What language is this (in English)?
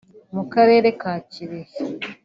Kinyarwanda